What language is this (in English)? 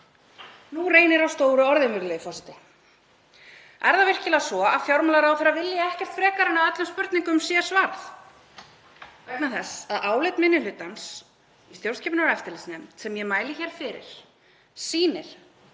Icelandic